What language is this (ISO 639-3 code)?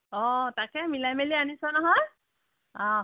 asm